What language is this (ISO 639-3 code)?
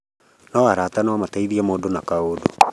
kik